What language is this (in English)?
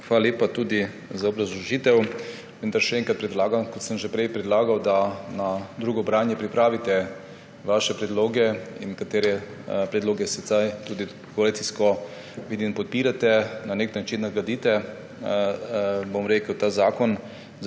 Slovenian